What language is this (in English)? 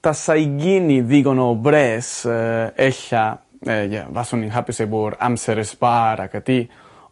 Welsh